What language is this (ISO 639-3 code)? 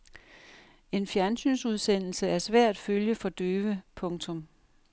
dan